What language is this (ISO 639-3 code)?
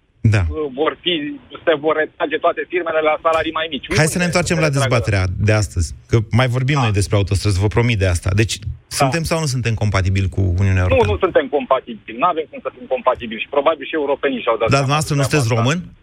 ron